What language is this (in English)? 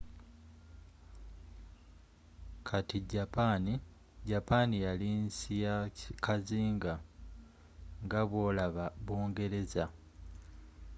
Ganda